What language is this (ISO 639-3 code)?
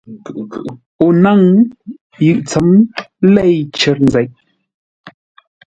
nla